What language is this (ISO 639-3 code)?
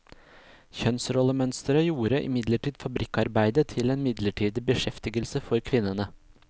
nor